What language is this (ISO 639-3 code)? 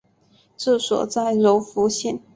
zho